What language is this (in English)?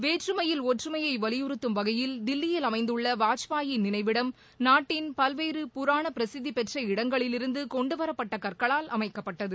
Tamil